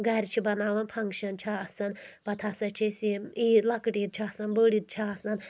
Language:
Kashmiri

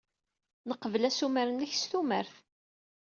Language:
Kabyle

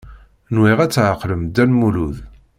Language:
Kabyle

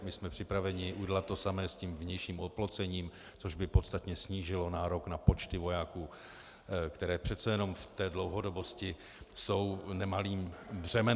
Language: Czech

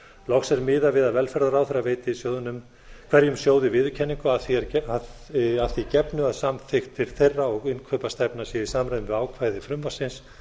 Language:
Icelandic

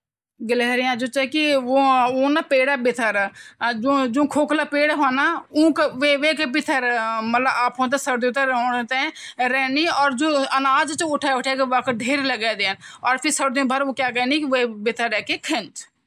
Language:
Garhwali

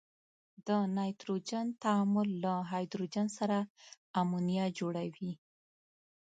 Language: Pashto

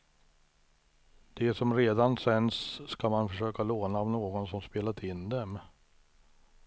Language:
Swedish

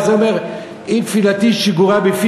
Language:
Hebrew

